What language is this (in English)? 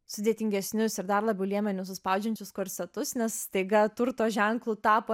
Lithuanian